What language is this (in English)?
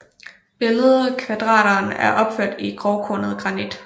Danish